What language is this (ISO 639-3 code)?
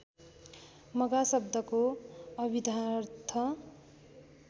nep